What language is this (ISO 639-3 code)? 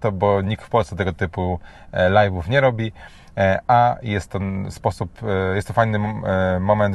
pol